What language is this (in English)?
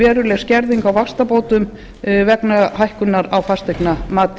Icelandic